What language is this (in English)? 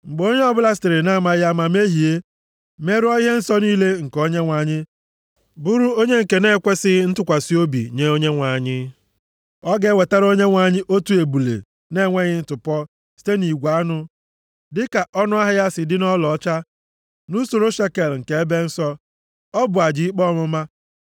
Igbo